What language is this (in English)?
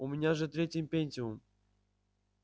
Russian